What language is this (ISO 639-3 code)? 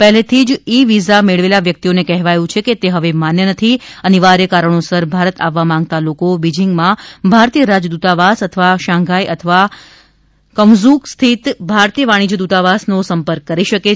guj